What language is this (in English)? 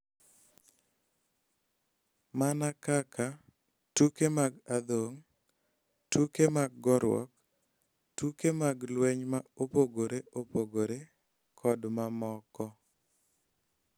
Luo (Kenya and Tanzania)